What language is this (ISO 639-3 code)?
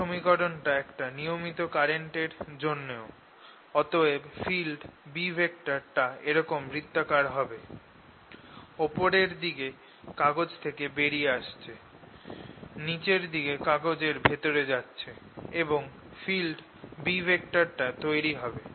ben